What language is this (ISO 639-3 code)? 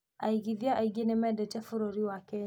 kik